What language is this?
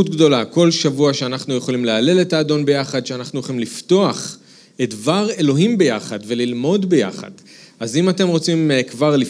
Hebrew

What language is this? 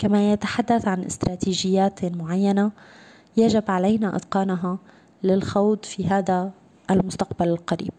Arabic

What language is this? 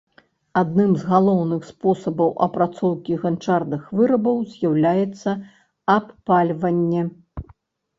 Belarusian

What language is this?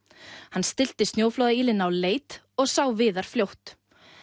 Icelandic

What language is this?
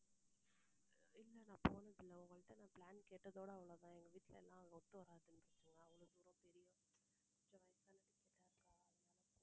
Tamil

